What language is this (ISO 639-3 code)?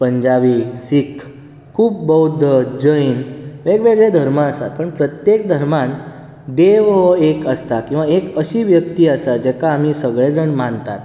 kok